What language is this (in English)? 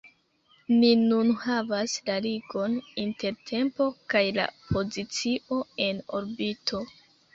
Esperanto